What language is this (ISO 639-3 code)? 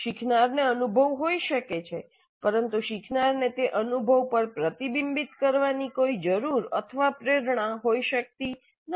guj